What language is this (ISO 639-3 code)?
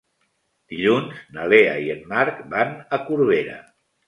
cat